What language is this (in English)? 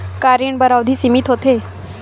Chhattisgarhi